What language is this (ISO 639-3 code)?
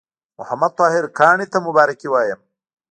pus